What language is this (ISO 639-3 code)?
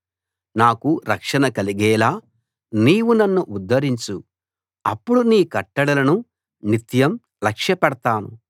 tel